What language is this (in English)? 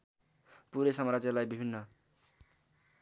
Nepali